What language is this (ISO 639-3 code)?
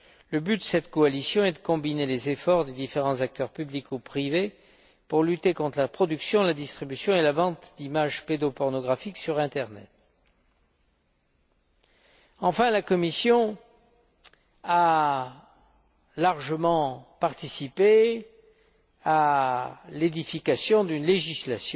fra